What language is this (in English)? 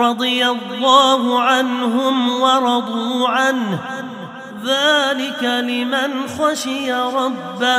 Arabic